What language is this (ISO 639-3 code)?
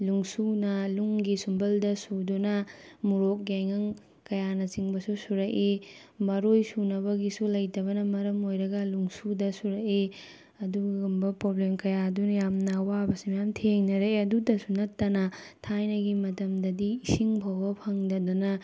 mni